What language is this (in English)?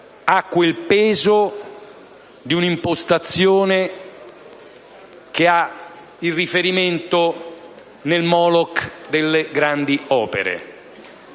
Italian